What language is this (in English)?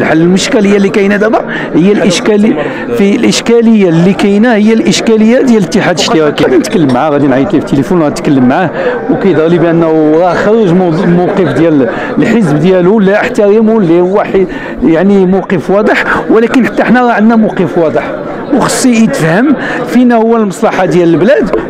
Arabic